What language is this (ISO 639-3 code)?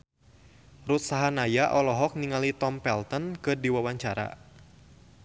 sun